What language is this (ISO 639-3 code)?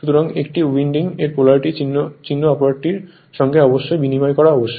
ben